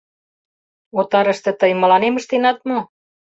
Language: Mari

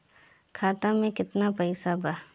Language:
Bhojpuri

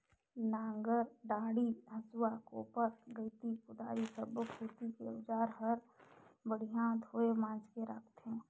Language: Chhattisgarhi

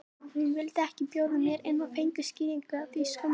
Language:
Icelandic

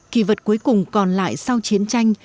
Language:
Vietnamese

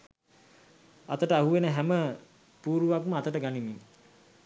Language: Sinhala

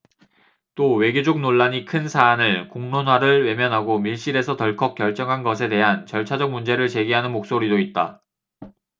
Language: Korean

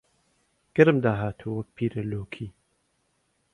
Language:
Central Kurdish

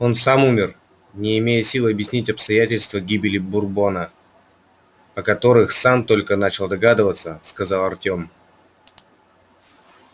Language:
Russian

